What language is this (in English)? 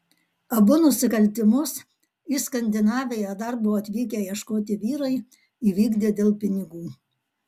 Lithuanian